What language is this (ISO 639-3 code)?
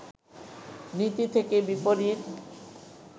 ben